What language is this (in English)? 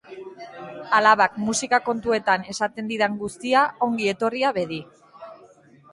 Basque